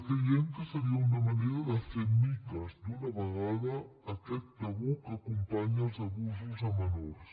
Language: Catalan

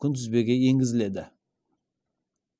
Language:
Kazakh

